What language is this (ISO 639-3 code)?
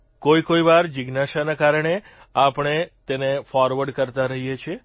guj